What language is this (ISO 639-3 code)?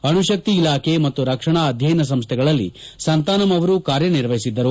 kan